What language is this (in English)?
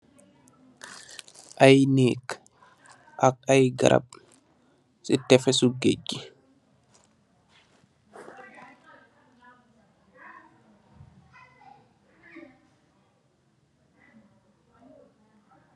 Wolof